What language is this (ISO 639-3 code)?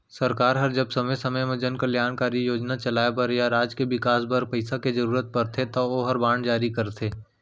hne